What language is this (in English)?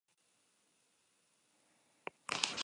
Basque